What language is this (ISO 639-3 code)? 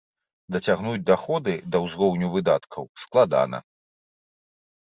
bel